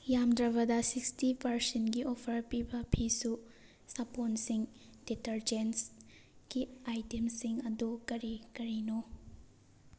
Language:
Manipuri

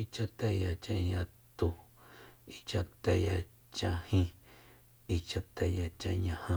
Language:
Soyaltepec Mazatec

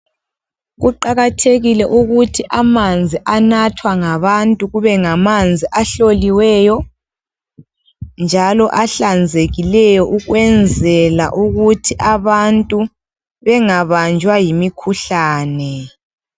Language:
North Ndebele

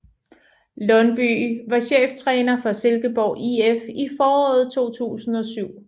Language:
Danish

